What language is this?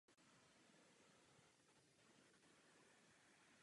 Czech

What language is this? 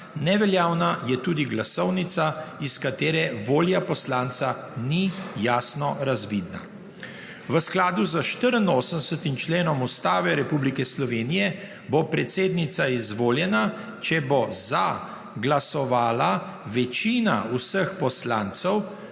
Slovenian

